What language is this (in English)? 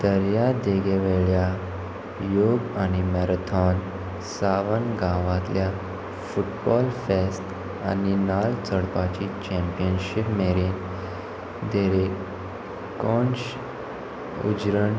Konkani